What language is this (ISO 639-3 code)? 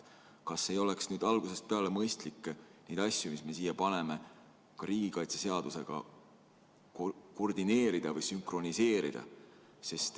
est